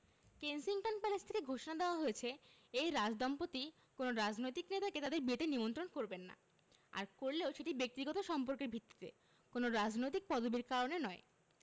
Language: Bangla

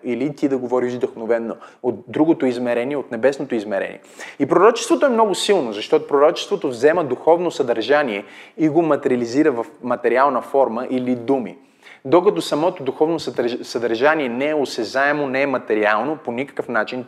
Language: Bulgarian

